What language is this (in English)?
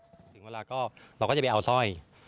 Thai